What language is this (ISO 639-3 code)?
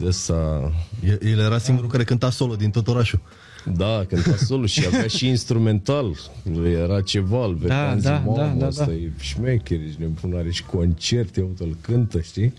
ron